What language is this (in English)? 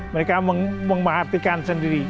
Indonesian